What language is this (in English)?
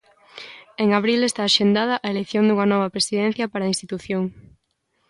Galician